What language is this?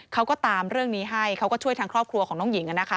Thai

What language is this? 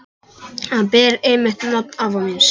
Icelandic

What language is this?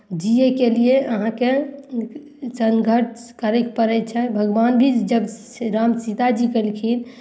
Maithili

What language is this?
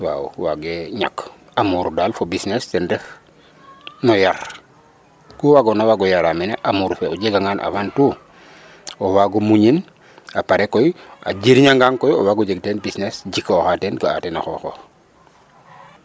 Serer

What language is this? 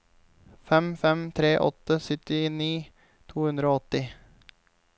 Norwegian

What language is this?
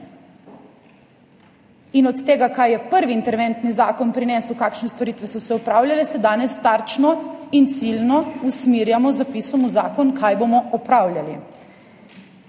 Slovenian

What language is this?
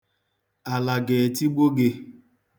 Igbo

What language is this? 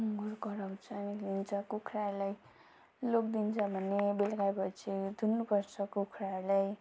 Nepali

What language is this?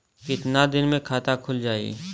Bhojpuri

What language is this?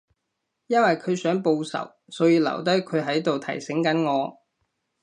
Cantonese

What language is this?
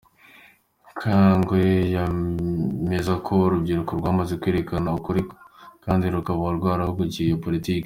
Kinyarwanda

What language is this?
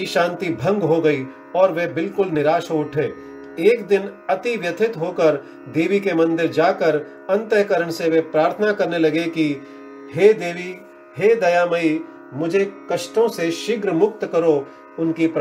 Hindi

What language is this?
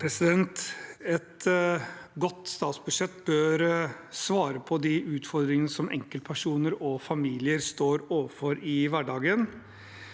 Norwegian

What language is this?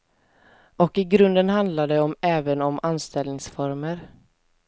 Swedish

